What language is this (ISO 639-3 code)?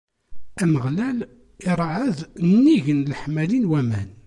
kab